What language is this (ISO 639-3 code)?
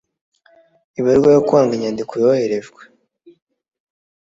kin